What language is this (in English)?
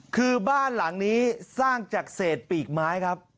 Thai